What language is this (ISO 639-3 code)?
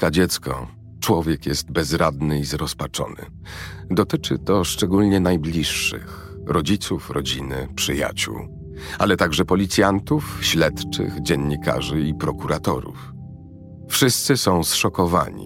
pol